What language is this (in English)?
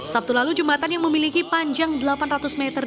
Indonesian